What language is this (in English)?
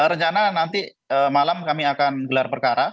Indonesian